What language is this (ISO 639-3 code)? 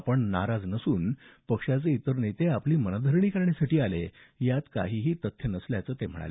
mar